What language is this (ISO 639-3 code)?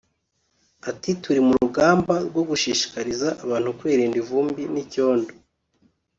kin